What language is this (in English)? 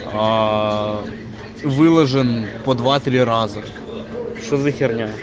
Russian